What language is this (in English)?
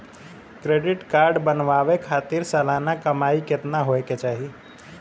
Bhojpuri